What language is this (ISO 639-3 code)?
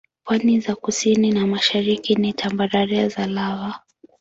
swa